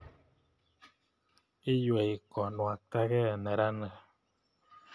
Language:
Kalenjin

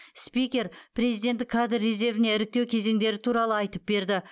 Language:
Kazakh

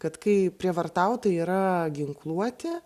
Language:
Lithuanian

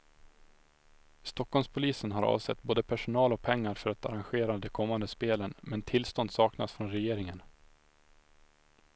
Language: Swedish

